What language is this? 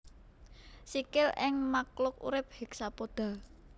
Javanese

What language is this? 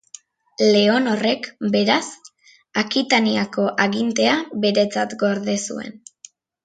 Basque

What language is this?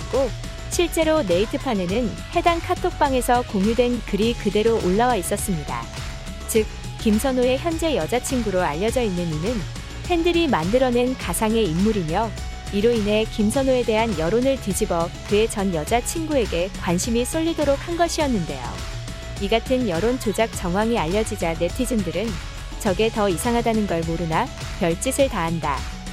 Korean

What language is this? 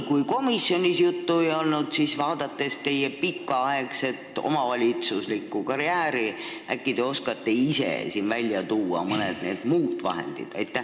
Estonian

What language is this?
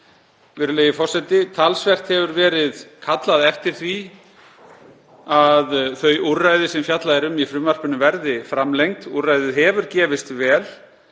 Icelandic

